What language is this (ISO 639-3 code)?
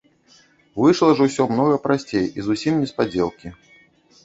bel